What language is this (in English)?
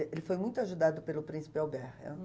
Portuguese